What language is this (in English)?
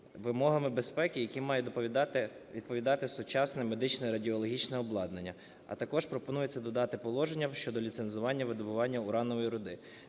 Ukrainian